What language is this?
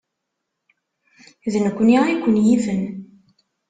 Kabyle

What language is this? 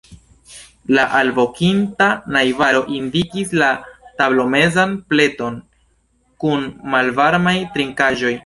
Esperanto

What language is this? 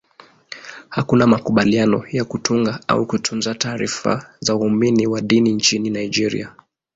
Swahili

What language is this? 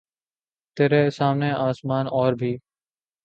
Urdu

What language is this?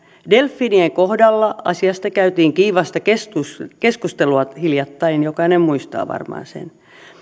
Finnish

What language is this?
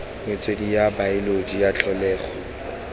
Tswana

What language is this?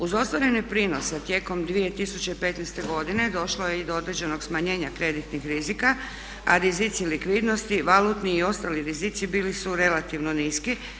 Croatian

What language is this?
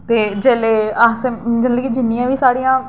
Dogri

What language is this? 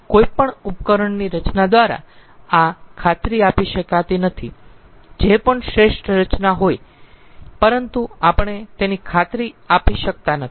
Gujarati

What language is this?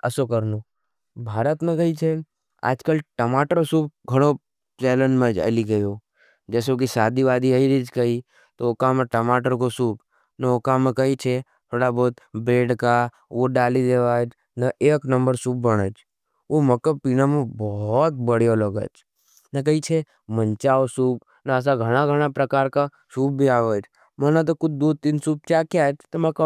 Nimadi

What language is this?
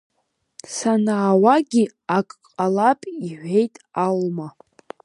Abkhazian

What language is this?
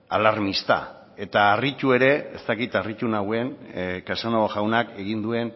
Basque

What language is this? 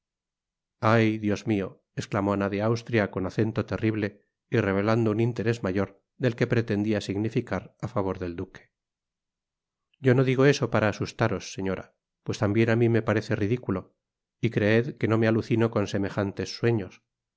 Spanish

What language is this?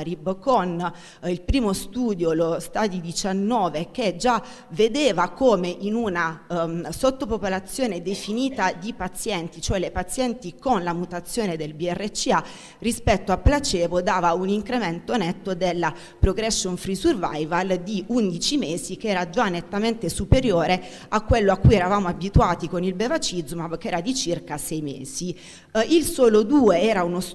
Italian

